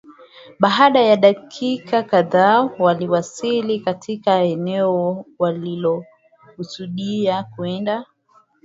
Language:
Swahili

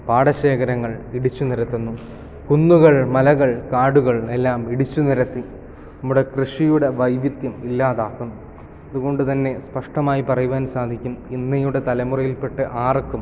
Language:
Malayalam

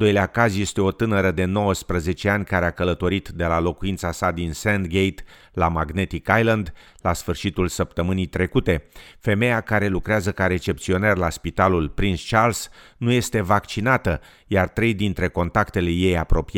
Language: Romanian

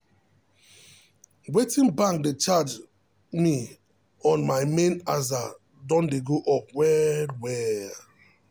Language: Nigerian Pidgin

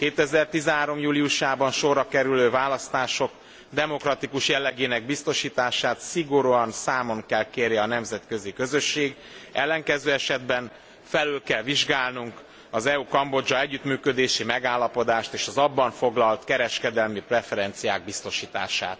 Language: Hungarian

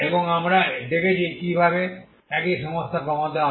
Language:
Bangla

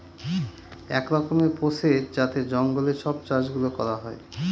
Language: Bangla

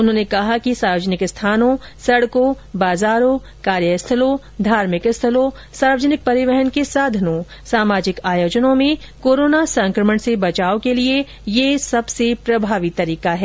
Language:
Hindi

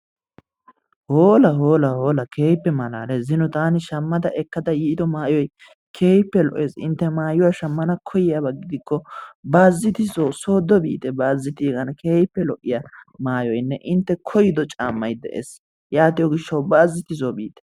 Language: Wolaytta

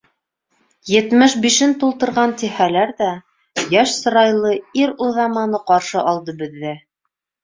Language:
Bashkir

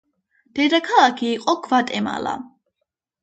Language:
Georgian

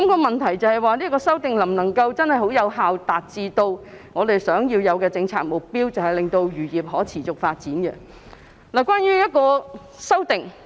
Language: Cantonese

